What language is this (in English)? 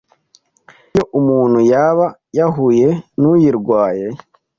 Kinyarwanda